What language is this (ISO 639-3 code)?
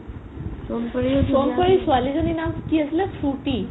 asm